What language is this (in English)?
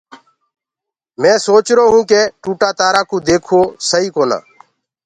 Gurgula